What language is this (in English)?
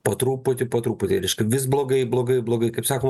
Lithuanian